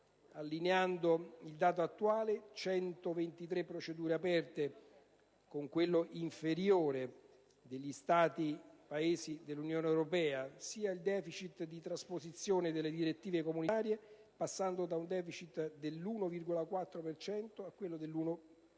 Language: Italian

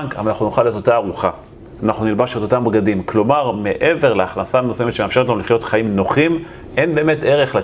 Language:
Hebrew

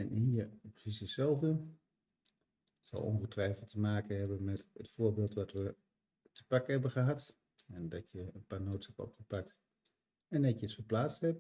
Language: Dutch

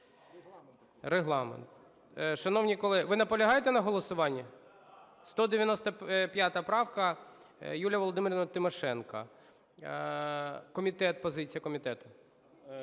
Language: Ukrainian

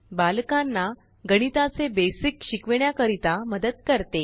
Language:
Marathi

